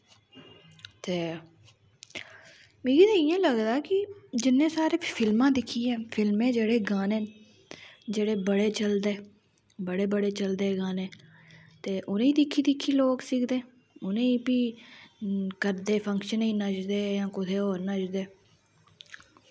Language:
Dogri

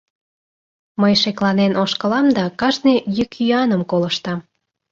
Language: Mari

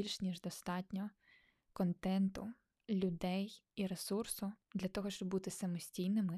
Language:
Ukrainian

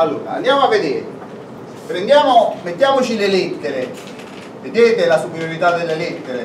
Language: Italian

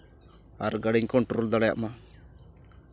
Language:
Santali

